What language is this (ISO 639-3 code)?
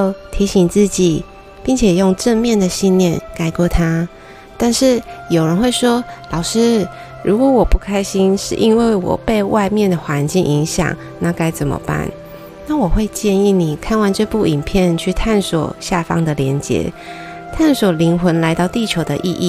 zho